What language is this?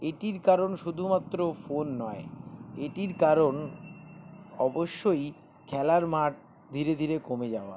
Bangla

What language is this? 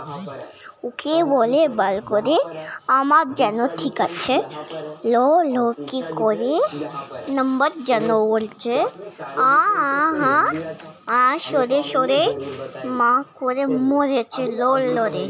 Bangla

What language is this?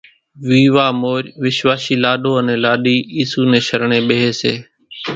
Kachi Koli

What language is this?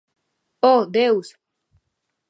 Galician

